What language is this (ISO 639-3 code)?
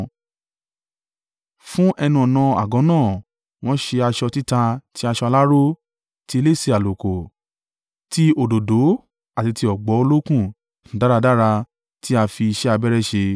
yor